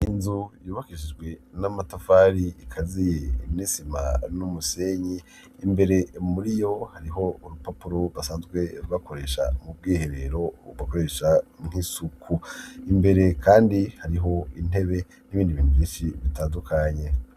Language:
Rundi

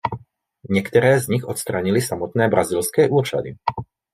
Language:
Czech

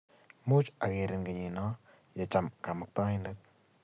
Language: Kalenjin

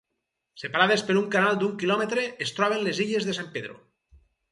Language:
Catalan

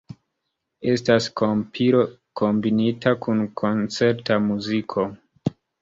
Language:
Esperanto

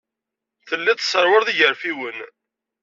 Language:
Kabyle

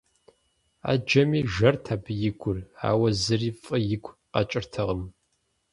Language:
Kabardian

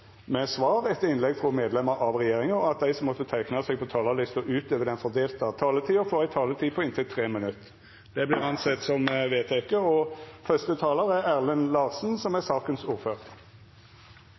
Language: Norwegian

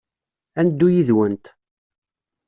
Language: Kabyle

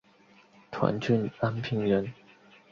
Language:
Chinese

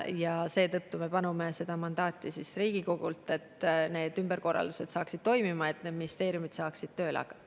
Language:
Estonian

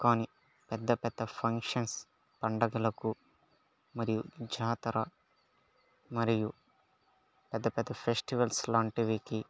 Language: Telugu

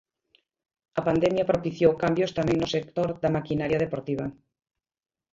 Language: Galician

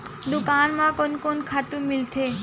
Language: Chhattisgarhi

